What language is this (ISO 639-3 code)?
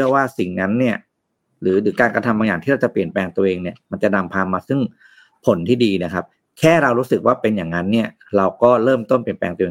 tha